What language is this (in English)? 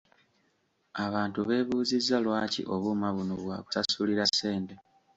Ganda